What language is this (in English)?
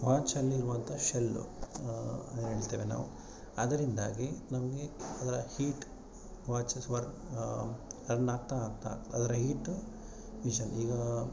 Kannada